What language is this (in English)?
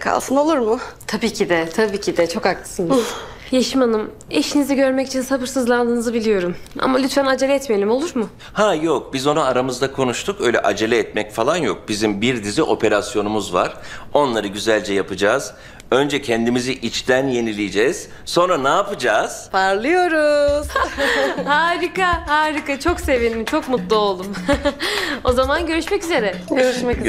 Turkish